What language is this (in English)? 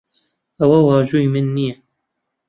Central Kurdish